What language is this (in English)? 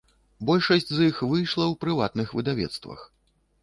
Belarusian